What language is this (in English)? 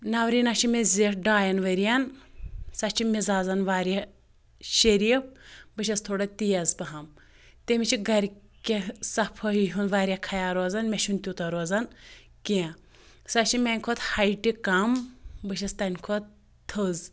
Kashmiri